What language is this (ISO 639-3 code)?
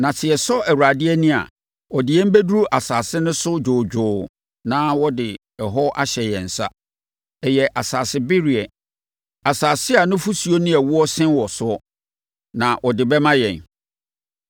aka